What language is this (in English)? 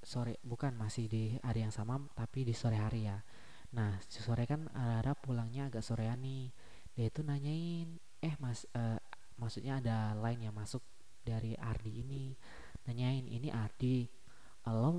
Indonesian